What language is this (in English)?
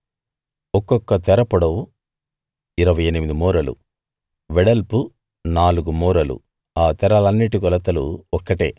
Telugu